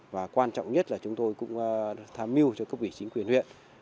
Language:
Vietnamese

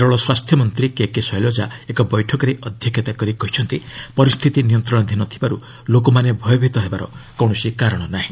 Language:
Odia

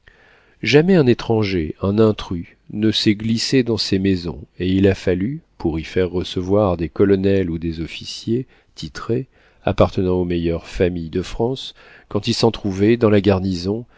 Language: French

